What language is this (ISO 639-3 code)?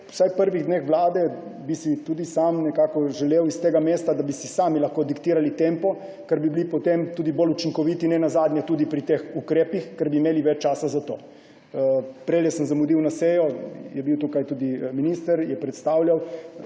slv